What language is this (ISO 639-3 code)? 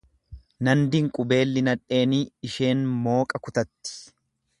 orm